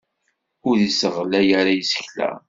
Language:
Kabyle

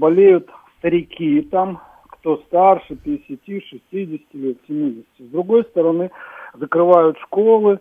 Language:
Russian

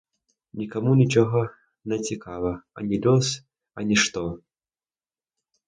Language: Belarusian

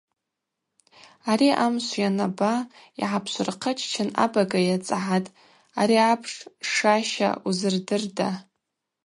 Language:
Abaza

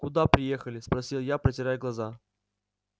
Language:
Russian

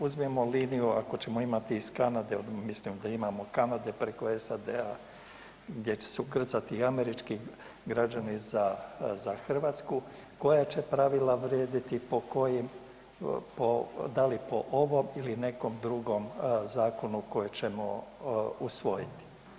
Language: Croatian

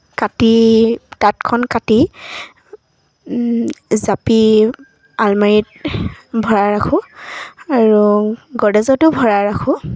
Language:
Assamese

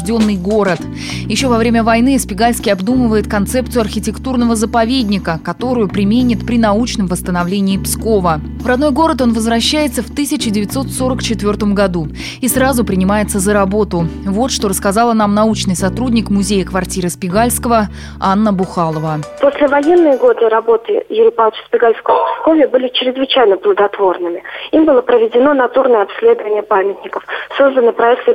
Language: Russian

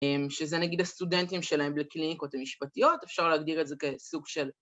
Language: Hebrew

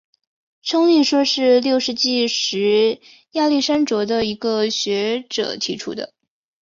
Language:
Chinese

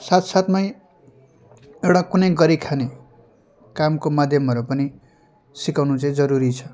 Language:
Nepali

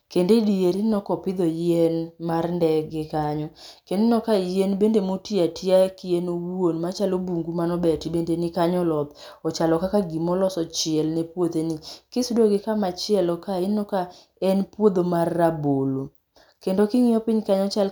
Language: Luo (Kenya and Tanzania)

